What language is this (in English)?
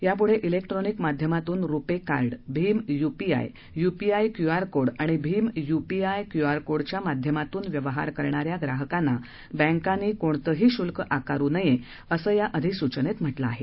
Marathi